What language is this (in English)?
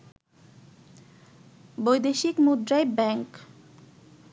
Bangla